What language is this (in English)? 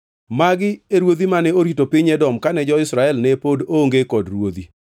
Luo (Kenya and Tanzania)